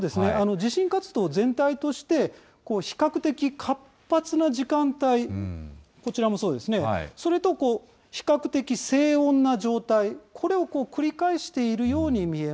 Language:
Japanese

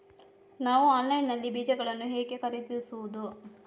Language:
Kannada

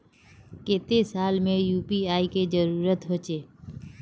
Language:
Magahi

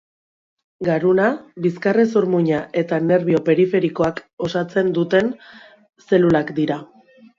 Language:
Basque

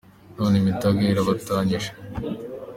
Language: Kinyarwanda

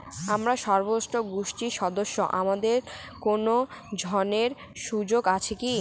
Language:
Bangla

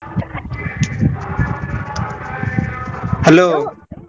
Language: Odia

